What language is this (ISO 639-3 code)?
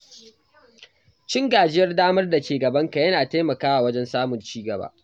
hau